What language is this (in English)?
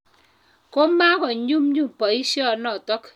Kalenjin